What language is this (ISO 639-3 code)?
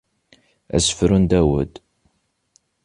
kab